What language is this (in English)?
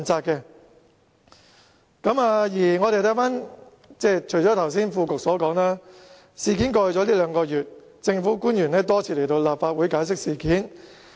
Cantonese